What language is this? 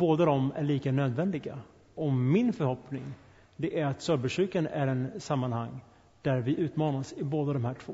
Swedish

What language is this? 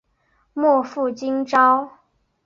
Chinese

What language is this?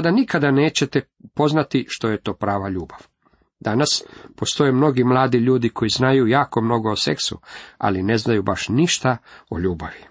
Croatian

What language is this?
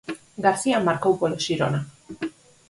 Galician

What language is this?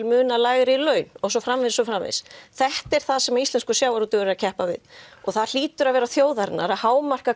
Icelandic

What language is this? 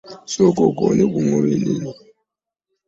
Ganda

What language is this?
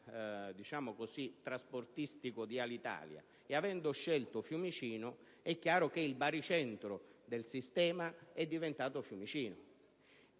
Italian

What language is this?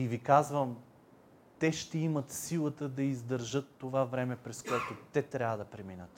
Bulgarian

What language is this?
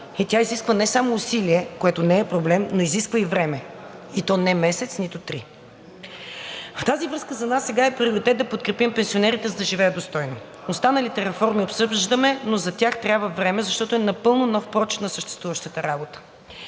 Bulgarian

